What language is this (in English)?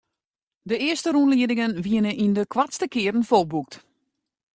Western Frisian